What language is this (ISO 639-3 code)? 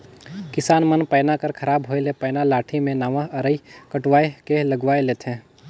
hne